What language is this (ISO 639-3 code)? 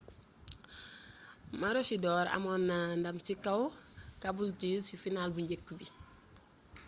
wol